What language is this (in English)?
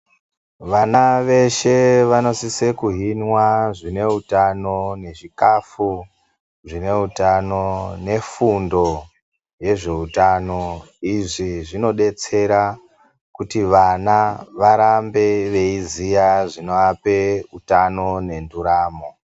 Ndau